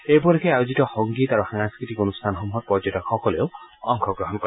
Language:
Assamese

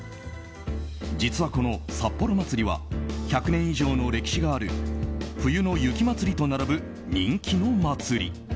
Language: Japanese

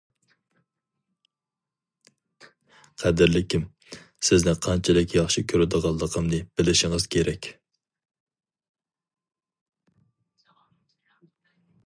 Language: Uyghur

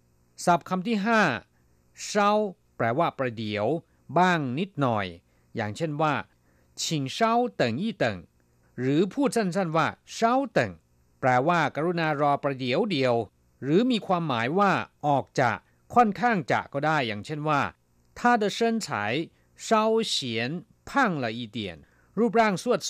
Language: Thai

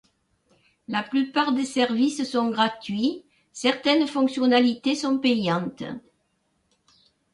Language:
French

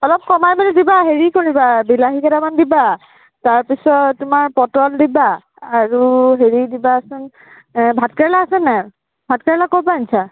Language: Assamese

